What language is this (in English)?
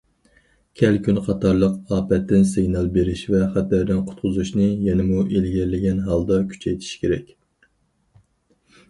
Uyghur